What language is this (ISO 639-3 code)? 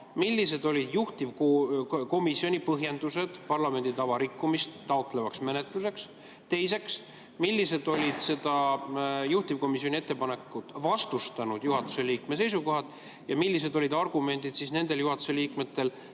est